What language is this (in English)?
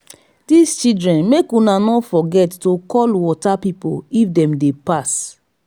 Nigerian Pidgin